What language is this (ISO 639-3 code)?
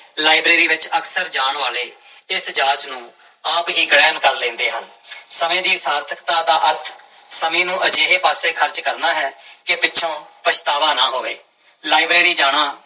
pan